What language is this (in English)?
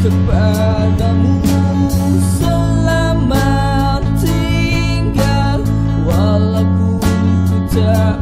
Indonesian